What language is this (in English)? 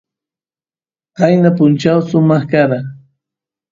Santiago del Estero Quichua